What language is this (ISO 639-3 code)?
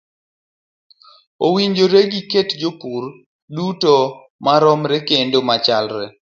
luo